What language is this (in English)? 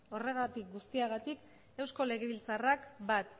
Basque